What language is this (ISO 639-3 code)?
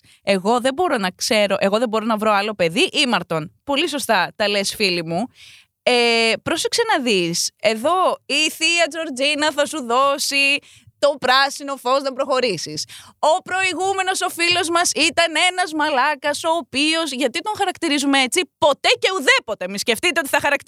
ell